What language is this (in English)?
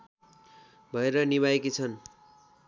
Nepali